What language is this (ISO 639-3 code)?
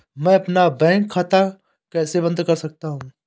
hin